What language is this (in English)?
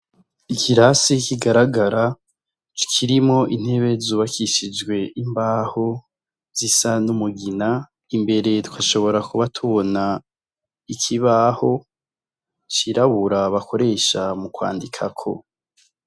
Rundi